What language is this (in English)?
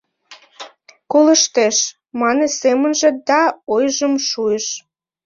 Mari